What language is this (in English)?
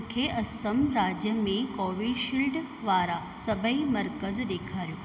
Sindhi